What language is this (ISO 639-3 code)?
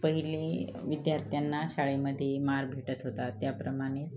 mar